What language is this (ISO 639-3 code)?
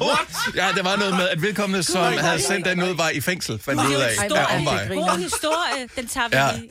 dan